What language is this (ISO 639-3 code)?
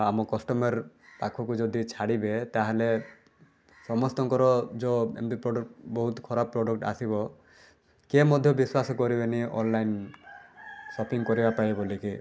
ori